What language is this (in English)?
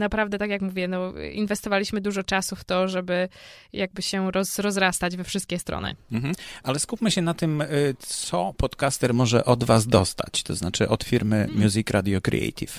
Polish